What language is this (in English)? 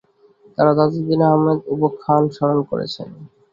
Bangla